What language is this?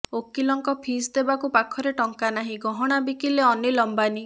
Odia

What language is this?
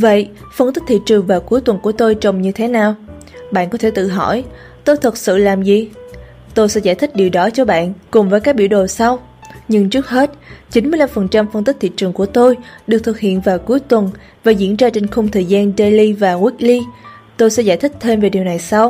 Vietnamese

